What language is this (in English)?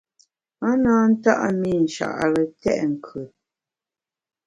Bamun